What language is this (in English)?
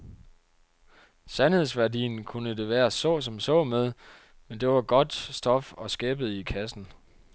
Danish